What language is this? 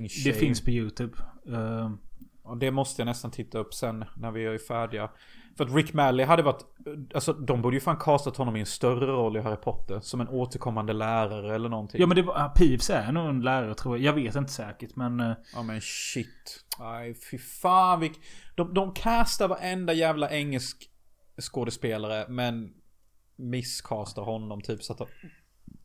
Swedish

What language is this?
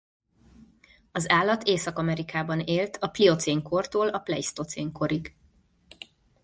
Hungarian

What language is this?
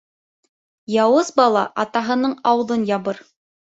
Bashkir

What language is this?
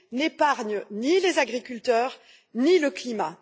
French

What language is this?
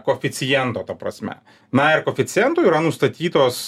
Lithuanian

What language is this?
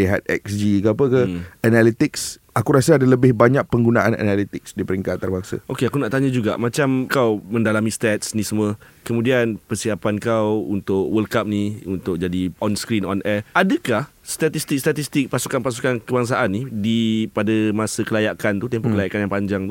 Malay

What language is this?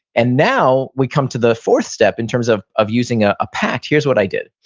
English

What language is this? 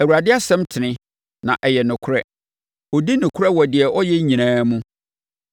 Akan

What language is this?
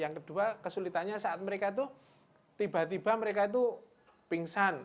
Indonesian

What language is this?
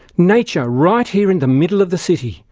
English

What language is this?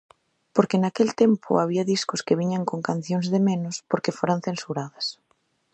Galician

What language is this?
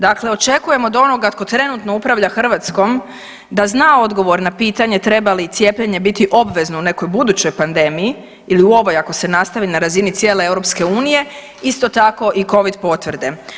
Croatian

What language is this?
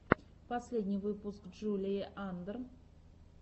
Russian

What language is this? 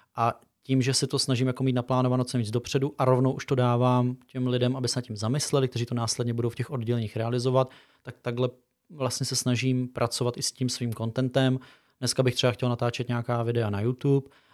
Czech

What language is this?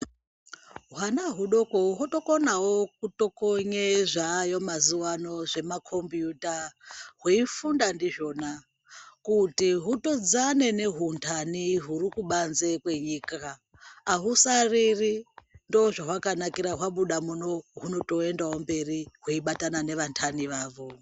Ndau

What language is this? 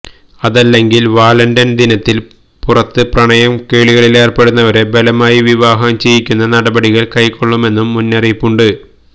Malayalam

